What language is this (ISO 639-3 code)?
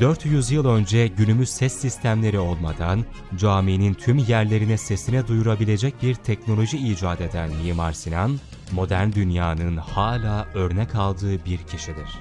tur